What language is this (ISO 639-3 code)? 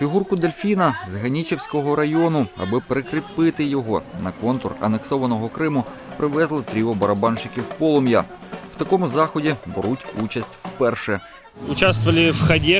ukr